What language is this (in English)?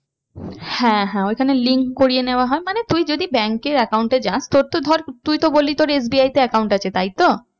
Bangla